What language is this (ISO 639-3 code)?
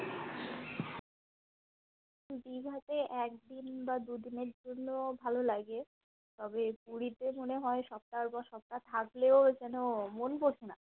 ben